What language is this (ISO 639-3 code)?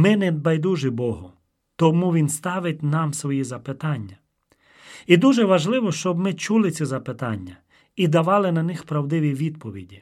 ukr